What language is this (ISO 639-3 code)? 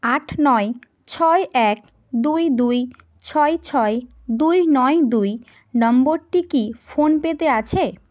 ben